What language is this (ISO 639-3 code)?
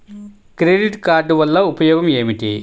tel